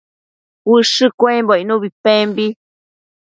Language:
Matsés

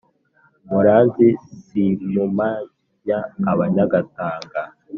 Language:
Kinyarwanda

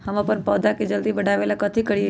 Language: Magahi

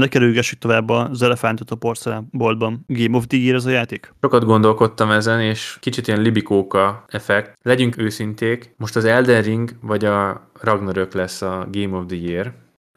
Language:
Hungarian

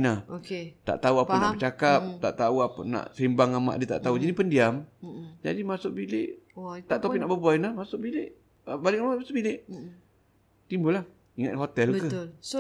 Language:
Malay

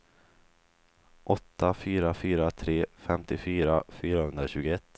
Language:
Swedish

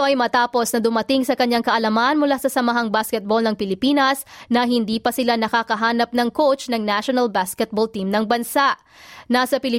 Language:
Filipino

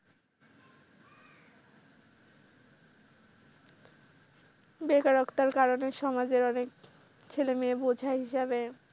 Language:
Bangla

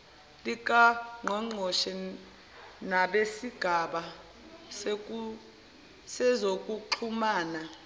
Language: Zulu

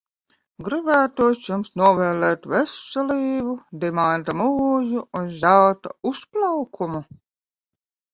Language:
Latvian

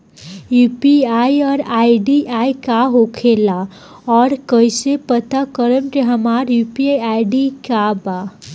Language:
Bhojpuri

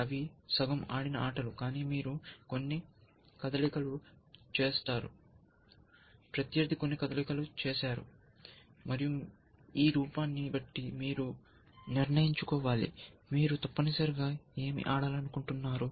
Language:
Telugu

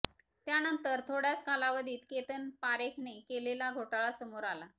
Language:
Marathi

